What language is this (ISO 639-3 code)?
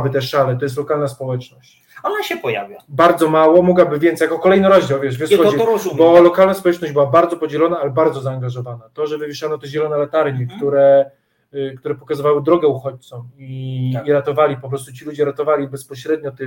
pol